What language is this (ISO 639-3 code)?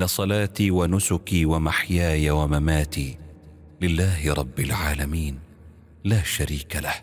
ara